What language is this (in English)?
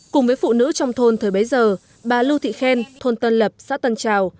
Vietnamese